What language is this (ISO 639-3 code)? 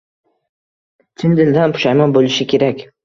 uzb